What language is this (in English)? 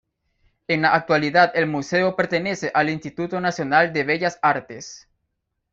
Spanish